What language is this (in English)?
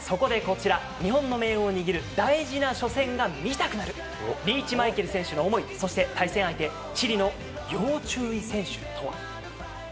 Japanese